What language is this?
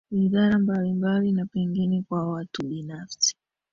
Swahili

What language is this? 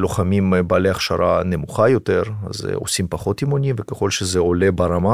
Hebrew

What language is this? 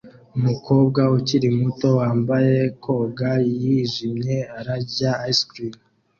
Kinyarwanda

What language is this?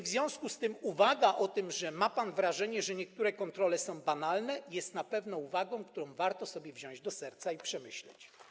Polish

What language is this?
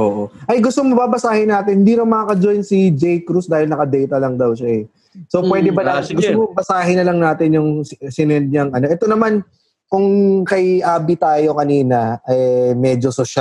Filipino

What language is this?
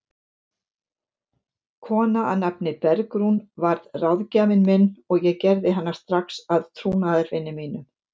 Icelandic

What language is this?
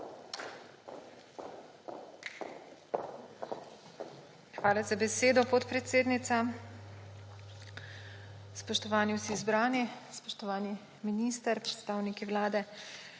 Slovenian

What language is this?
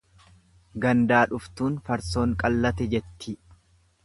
Oromo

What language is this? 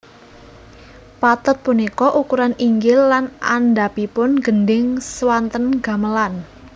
Javanese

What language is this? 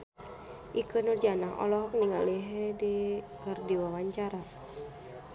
Sundanese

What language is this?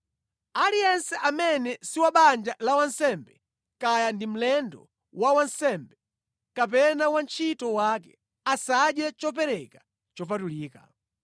Nyanja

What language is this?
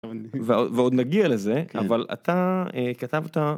Hebrew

